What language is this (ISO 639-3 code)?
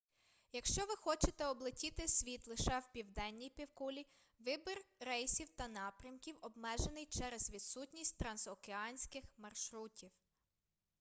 ukr